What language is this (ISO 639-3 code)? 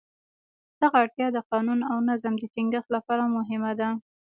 pus